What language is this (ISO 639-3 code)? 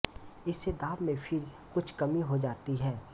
hin